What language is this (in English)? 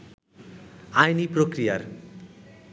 Bangla